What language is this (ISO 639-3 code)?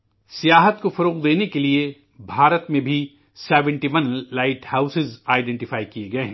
urd